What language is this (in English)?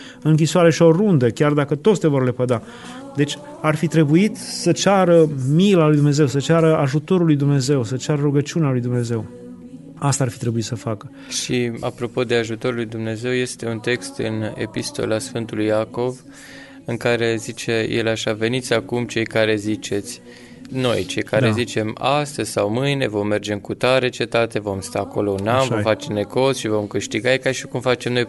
Romanian